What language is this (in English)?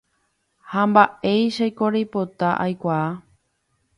Guarani